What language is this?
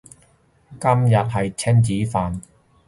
Cantonese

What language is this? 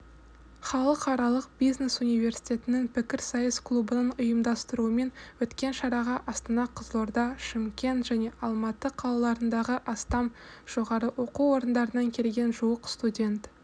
Kazakh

